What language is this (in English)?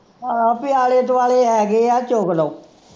Punjabi